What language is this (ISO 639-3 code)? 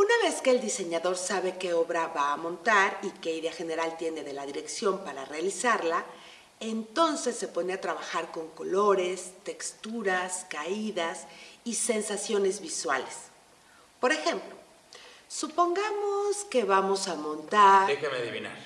spa